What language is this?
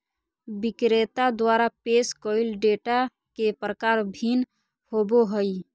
Magahi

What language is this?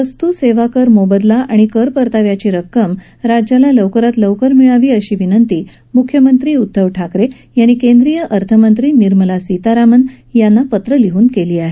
Marathi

